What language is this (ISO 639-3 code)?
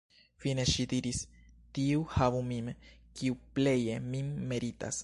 epo